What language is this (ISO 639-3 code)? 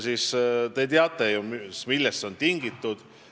est